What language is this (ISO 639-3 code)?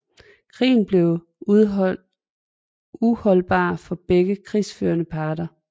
dan